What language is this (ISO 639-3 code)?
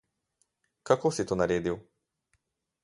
slv